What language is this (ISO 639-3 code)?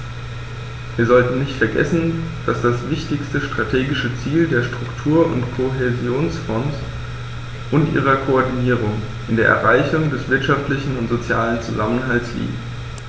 deu